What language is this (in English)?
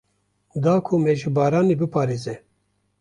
Kurdish